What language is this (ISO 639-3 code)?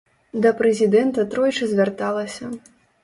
bel